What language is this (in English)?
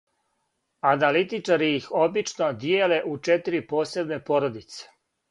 Serbian